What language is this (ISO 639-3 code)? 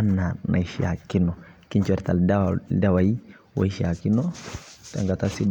mas